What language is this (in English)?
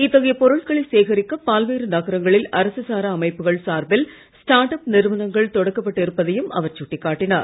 Tamil